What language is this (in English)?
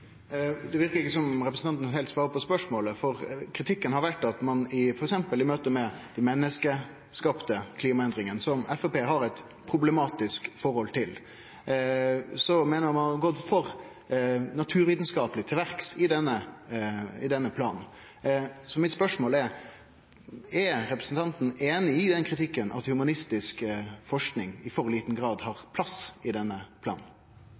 Norwegian Nynorsk